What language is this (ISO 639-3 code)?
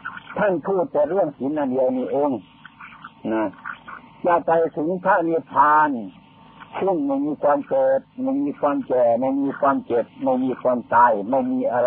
tha